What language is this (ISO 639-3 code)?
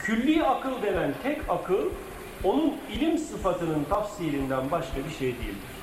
tur